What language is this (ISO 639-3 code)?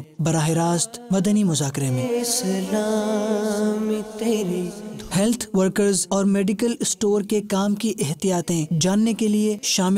hin